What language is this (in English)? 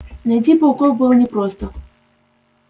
Russian